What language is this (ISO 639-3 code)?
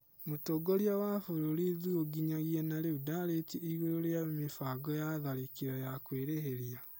kik